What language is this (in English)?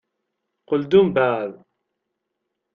Kabyle